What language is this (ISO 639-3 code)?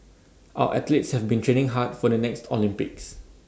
eng